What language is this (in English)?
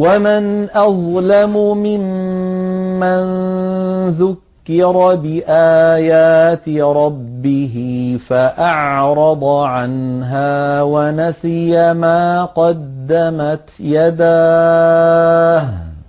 Arabic